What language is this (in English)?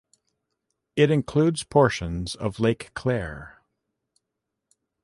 English